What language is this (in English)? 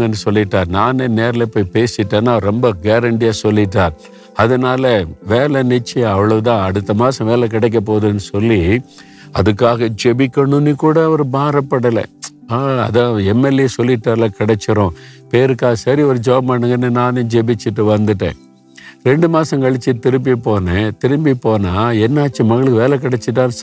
Tamil